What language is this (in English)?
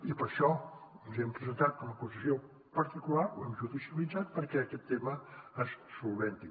Catalan